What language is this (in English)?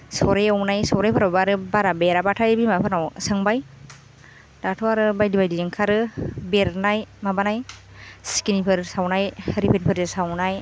Bodo